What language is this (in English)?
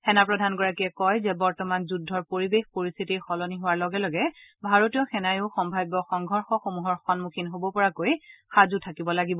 Assamese